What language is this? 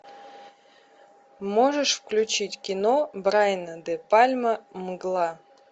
Russian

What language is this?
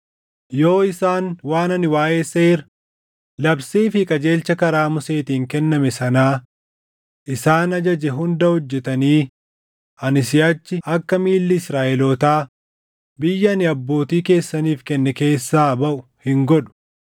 Oromo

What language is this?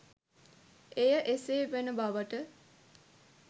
Sinhala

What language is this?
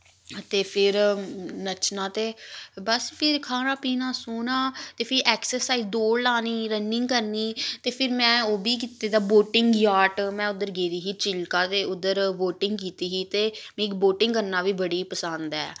Dogri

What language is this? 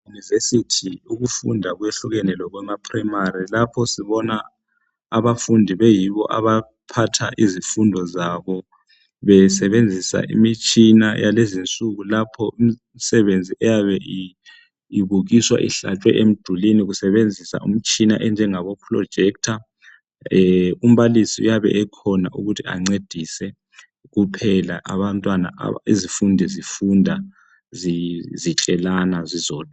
North Ndebele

